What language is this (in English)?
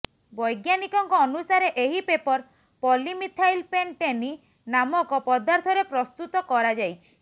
Odia